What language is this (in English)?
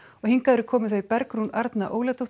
Icelandic